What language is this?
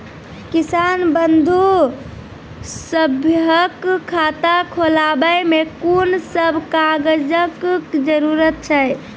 Maithili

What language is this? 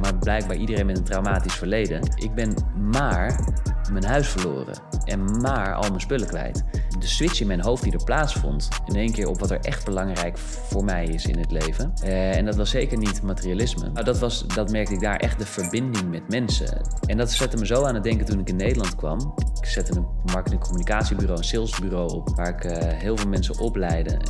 Dutch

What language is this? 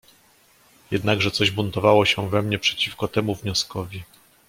Polish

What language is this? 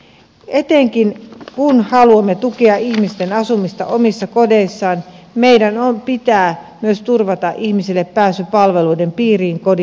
Finnish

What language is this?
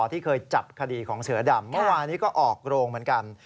Thai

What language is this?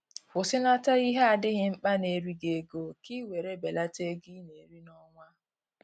Igbo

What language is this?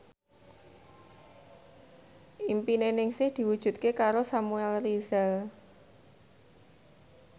Javanese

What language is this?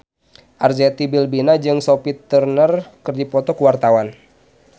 Sundanese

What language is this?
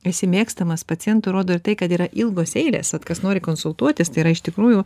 Lithuanian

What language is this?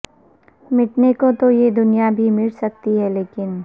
Urdu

